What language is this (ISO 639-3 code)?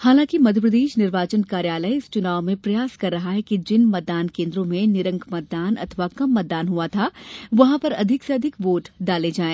hin